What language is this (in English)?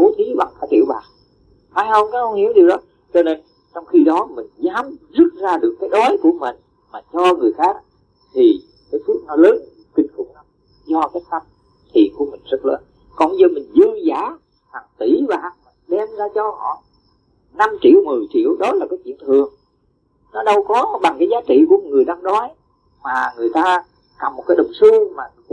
Vietnamese